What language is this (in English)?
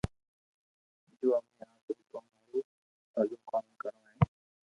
Loarki